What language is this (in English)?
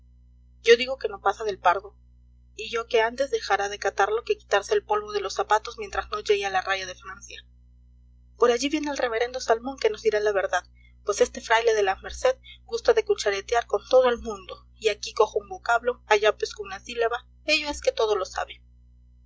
Spanish